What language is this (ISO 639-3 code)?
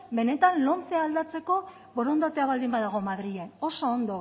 eus